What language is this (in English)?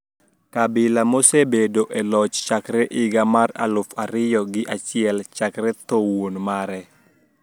Luo (Kenya and Tanzania)